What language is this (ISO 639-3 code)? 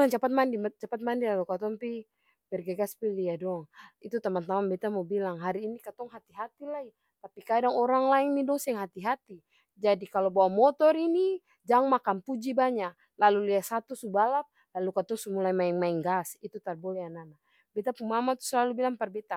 abs